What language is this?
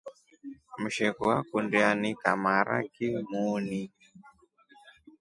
Rombo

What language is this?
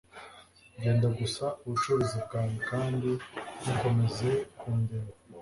Kinyarwanda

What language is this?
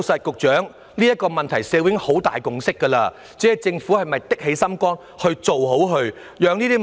Cantonese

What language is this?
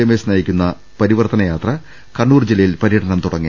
Malayalam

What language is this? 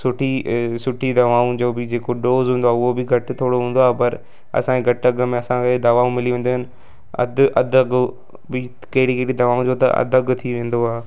Sindhi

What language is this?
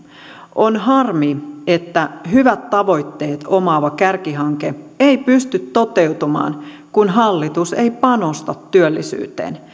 Finnish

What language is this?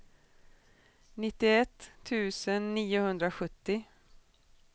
Swedish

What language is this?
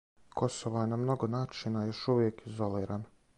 Serbian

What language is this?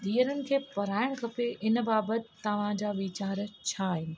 Sindhi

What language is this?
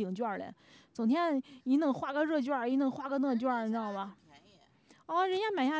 Chinese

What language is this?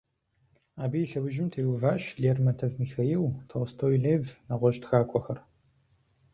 Kabardian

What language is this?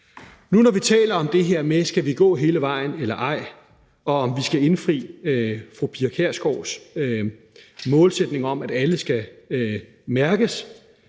Danish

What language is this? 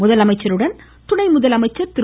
Tamil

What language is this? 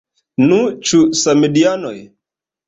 Esperanto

